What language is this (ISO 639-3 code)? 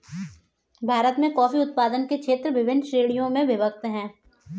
hin